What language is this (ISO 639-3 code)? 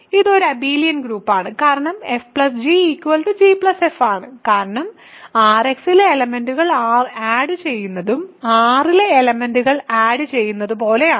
mal